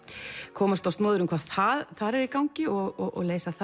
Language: Icelandic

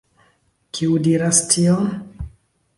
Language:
Esperanto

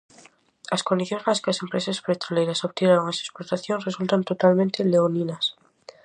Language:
Galician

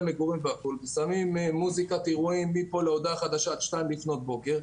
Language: Hebrew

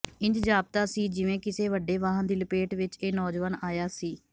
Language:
Punjabi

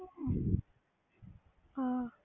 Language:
Punjabi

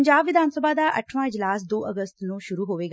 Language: Punjabi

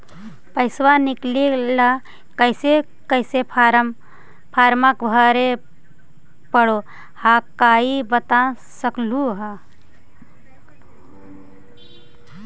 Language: Magahi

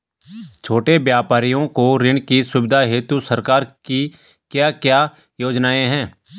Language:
Hindi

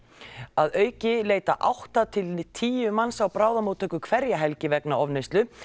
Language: Icelandic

